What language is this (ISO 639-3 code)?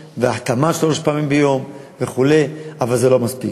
heb